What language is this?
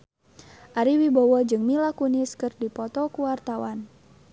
Sundanese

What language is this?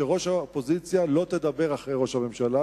Hebrew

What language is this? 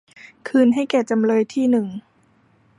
Thai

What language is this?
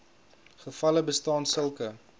Afrikaans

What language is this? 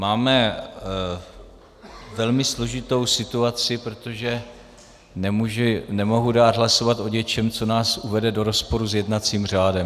Czech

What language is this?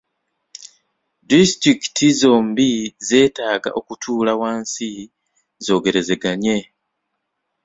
Ganda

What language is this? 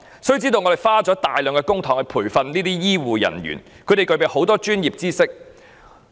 Cantonese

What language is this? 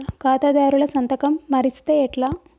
Telugu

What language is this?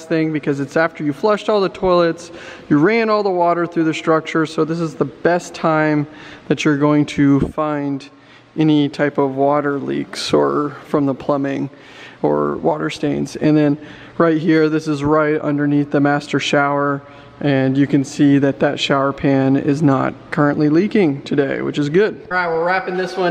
English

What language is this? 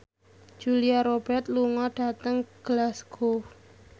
Javanese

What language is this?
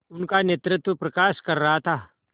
Hindi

